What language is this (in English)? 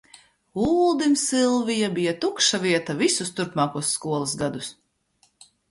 Latvian